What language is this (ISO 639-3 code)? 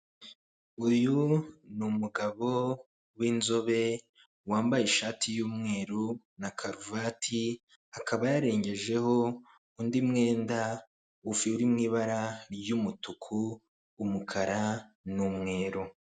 kin